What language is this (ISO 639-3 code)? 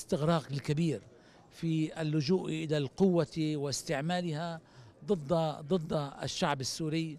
ara